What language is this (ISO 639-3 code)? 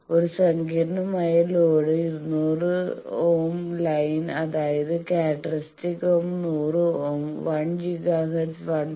mal